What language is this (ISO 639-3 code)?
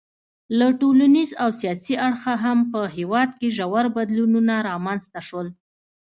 pus